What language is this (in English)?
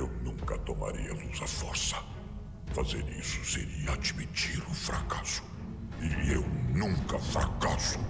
Portuguese